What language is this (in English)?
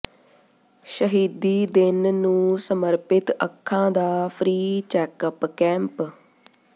Punjabi